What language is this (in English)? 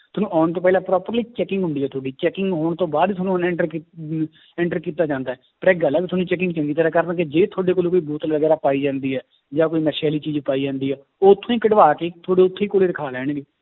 Punjabi